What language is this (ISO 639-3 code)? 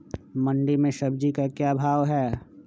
mag